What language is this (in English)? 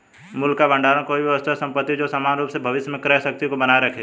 Hindi